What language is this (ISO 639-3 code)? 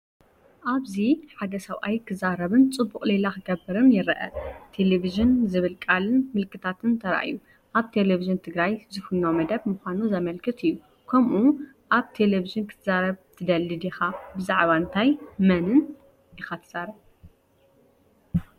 tir